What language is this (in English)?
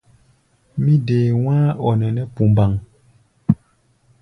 Gbaya